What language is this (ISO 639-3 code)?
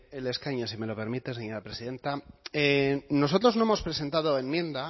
spa